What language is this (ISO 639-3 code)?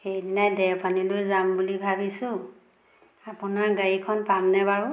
asm